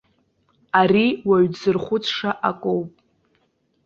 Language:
Abkhazian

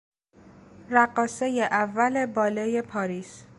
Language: Persian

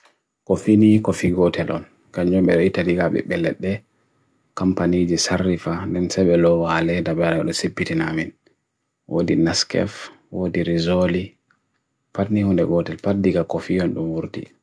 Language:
Bagirmi Fulfulde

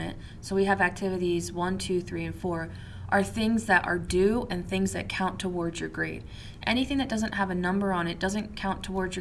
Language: English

